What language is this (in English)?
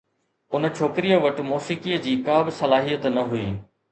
Sindhi